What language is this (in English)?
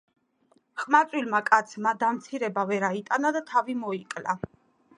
Georgian